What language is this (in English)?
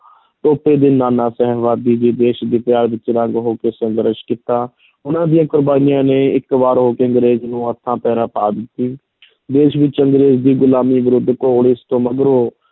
Punjabi